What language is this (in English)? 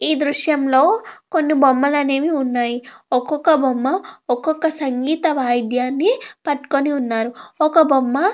Telugu